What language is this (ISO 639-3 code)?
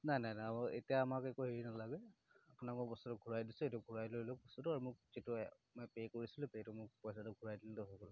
asm